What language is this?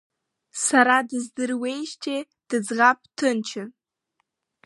Abkhazian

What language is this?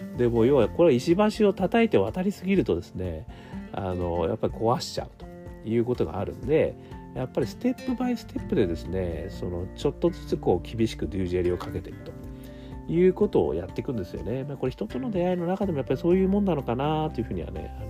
Japanese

